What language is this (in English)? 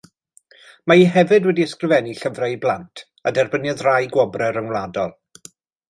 Welsh